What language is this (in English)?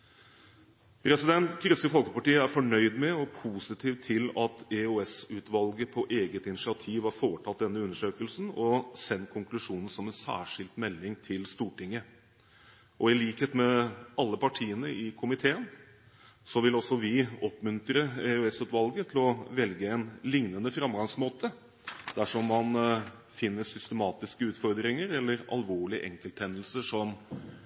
Norwegian Bokmål